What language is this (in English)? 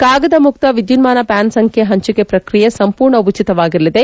Kannada